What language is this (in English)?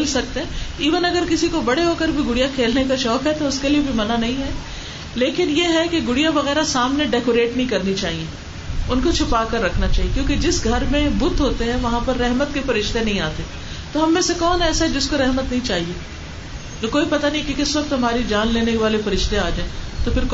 Urdu